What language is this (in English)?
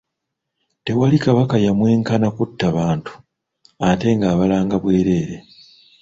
Ganda